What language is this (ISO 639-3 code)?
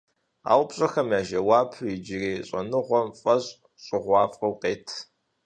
kbd